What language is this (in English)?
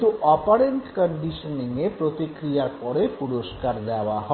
Bangla